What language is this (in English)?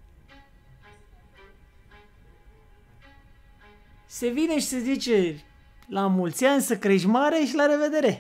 Romanian